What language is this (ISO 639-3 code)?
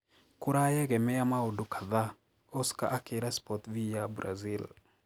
kik